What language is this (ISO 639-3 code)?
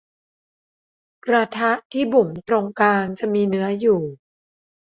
tha